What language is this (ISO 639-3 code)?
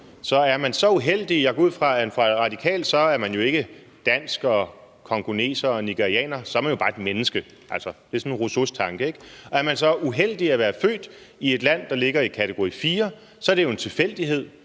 dan